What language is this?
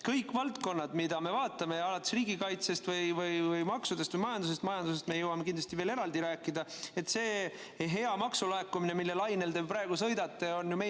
Estonian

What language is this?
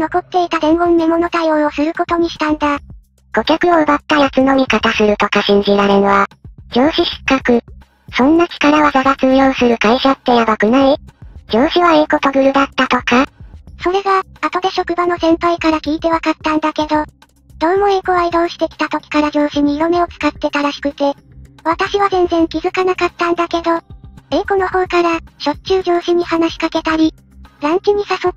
Japanese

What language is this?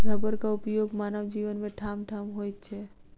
Maithili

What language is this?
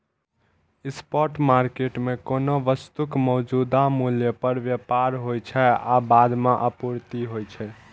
Maithili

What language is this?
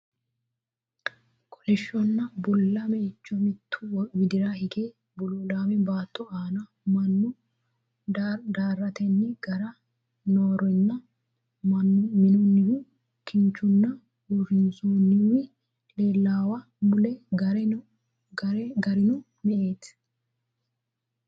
Sidamo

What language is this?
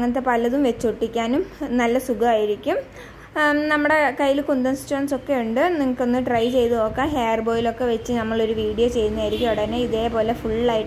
Malayalam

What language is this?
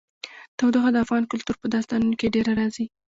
Pashto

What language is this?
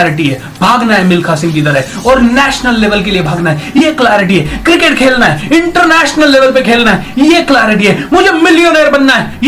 Hindi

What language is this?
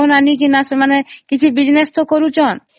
Odia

